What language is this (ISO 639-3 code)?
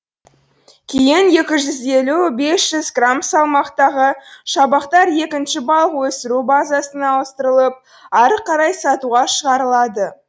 kaz